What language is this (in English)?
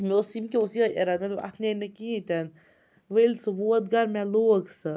Kashmiri